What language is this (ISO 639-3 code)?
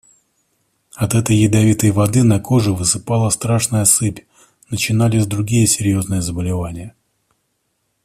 rus